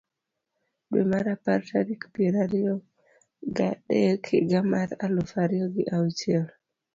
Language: Luo (Kenya and Tanzania)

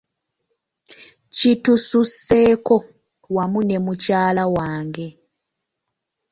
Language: Ganda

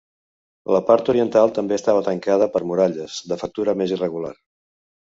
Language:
Catalan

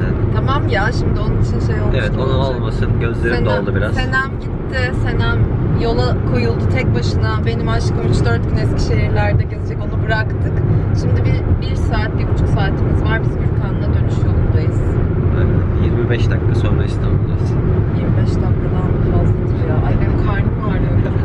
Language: Turkish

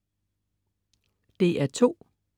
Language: Danish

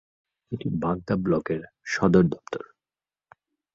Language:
Bangla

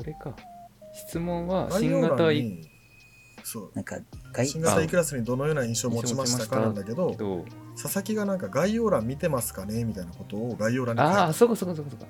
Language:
Japanese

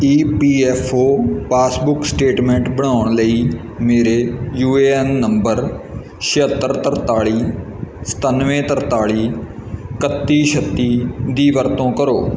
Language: Punjabi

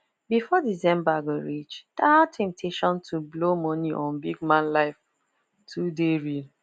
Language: Nigerian Pidgin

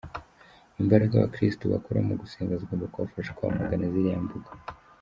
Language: Kinyarwanda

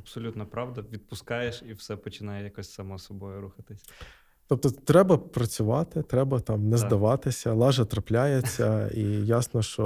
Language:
Ukrainian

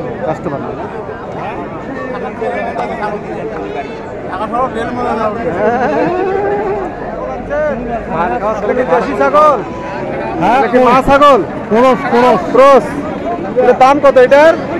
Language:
Turkish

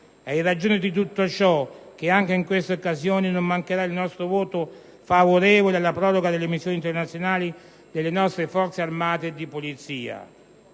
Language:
Italian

